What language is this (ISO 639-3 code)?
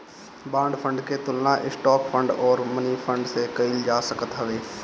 bho